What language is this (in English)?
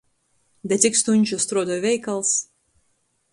Latgalian